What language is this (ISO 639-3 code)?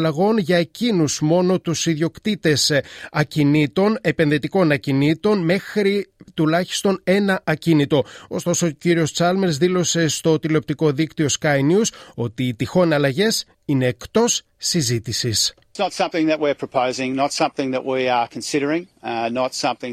ell